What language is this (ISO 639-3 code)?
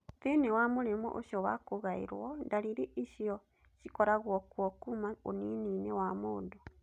kik